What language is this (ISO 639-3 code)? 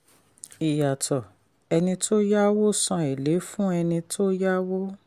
yor